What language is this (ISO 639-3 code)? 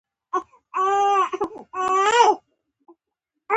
pus